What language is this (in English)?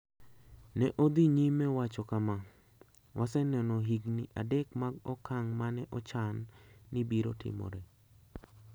Luo (Kenya and Tanzania)